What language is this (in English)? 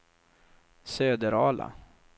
Swedish